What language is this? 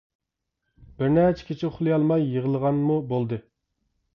Uyghur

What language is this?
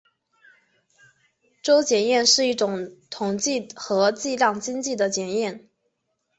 Chinese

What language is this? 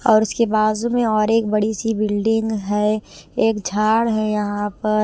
Hindi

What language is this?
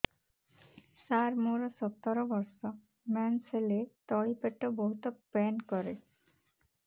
Odia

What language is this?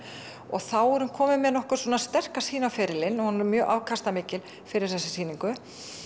Icelandic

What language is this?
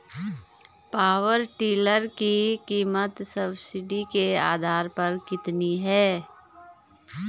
Hindi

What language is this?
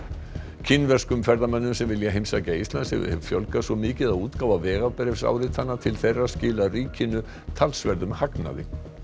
Icelandic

